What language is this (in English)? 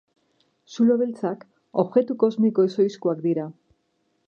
Basque